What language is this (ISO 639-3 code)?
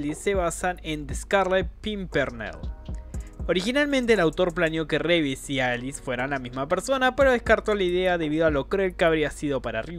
spa